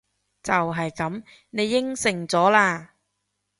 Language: Cantonese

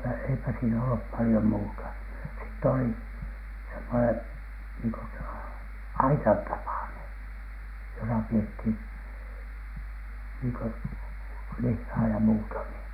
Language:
Finnish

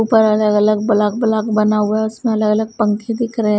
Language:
Hindi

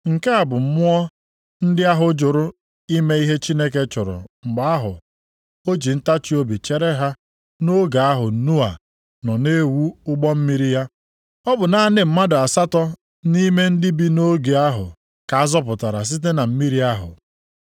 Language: Igbo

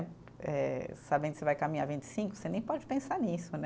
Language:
Portuguese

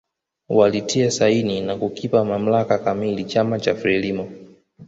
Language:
Swahili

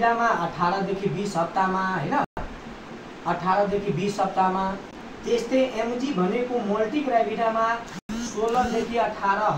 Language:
Hindi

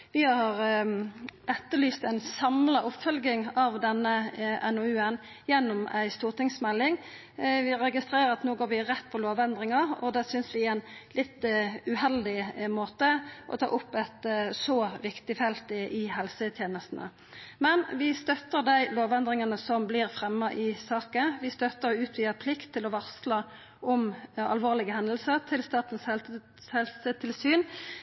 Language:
Norwegian Nynorsk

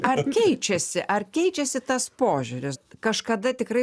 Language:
Lithuanian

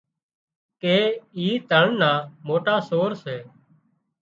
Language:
Wadiyara Koli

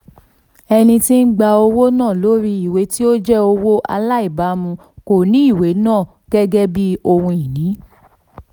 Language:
Yoruba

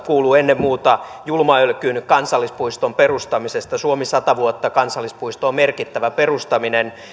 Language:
Finnish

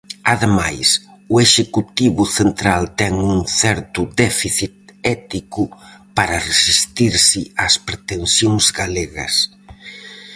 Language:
Galician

